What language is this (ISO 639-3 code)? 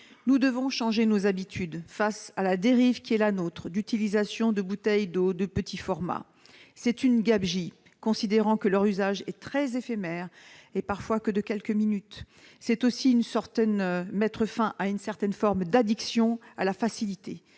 fra